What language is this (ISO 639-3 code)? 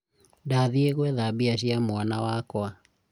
kik